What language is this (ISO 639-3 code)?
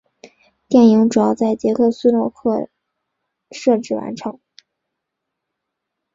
zho